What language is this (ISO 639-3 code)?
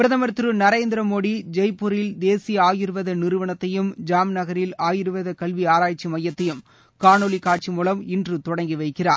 tam